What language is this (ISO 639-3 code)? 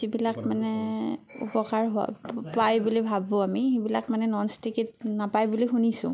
asm